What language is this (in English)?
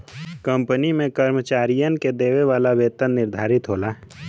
Bhojpuri